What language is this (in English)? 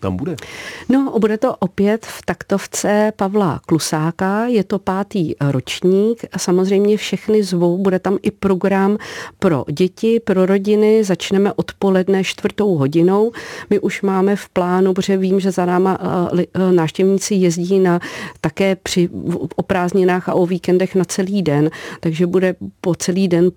Czech